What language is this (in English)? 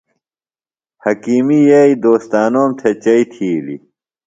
Phalura